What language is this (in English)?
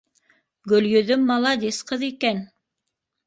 Bashkir